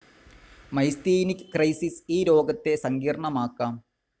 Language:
Malayalam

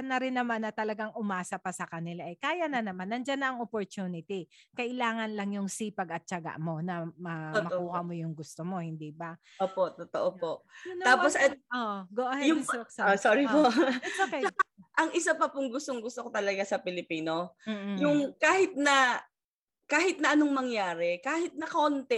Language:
Filipino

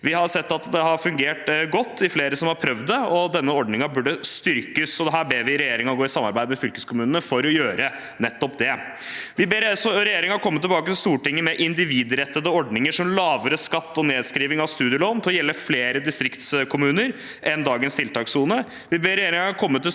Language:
Norwegian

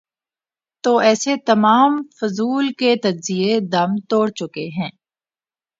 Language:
Urdu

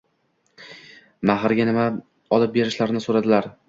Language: Uzbek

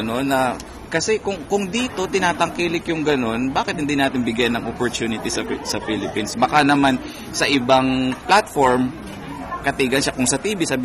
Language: Filipino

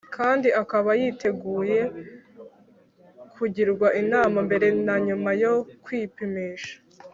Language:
Kinyarwanda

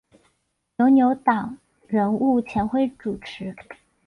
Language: Chinese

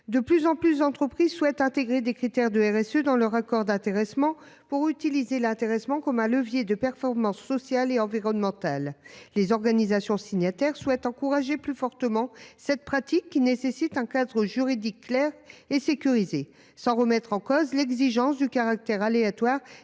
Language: French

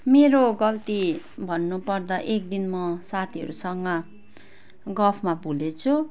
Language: Nepali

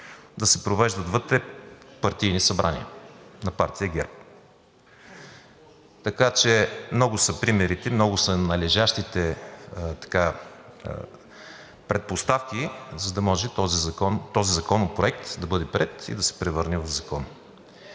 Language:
Bulgarian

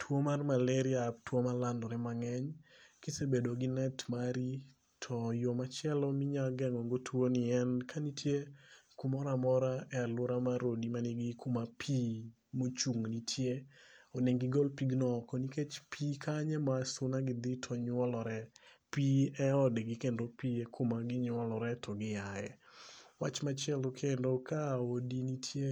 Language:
Luo (Kenya and Tanzania)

